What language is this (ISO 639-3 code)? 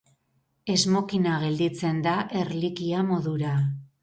eus